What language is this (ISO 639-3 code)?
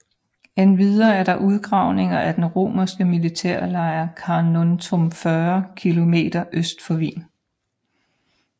dan